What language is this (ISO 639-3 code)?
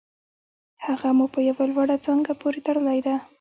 pus